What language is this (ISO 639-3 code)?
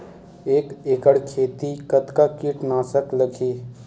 hne